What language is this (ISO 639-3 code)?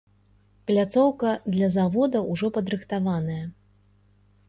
bel